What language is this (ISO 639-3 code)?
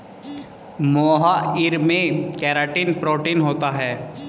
hin